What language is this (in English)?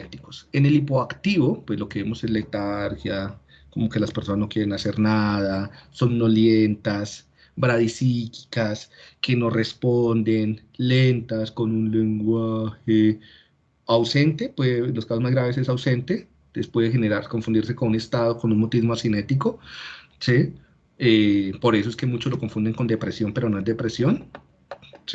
Spanish